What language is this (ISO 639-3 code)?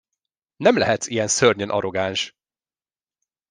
hun